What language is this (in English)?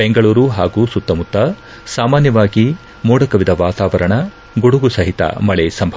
Kannada